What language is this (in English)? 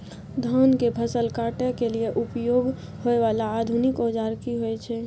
Maithili